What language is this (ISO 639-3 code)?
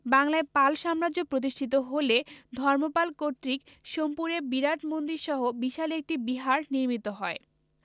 ben